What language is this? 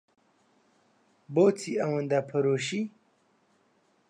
Central Kurdish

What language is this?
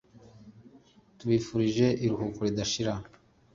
Kinyarwanda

